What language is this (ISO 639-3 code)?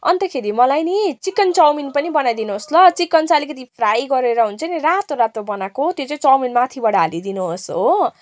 nep